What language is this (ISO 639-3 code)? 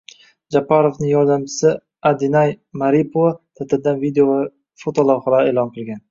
uzb